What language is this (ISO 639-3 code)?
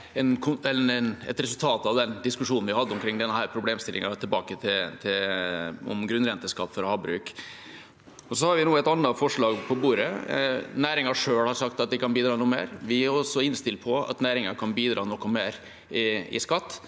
nor